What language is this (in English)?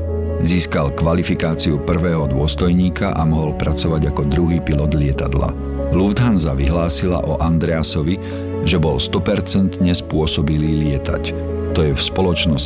Slovak